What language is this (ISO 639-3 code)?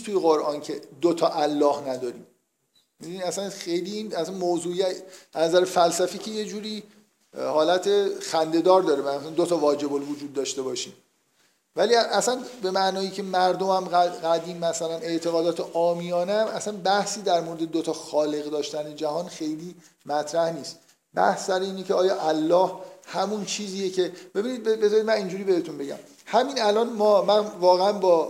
fas